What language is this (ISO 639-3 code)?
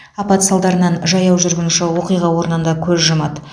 kaz